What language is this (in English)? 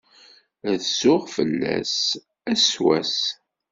Kabyle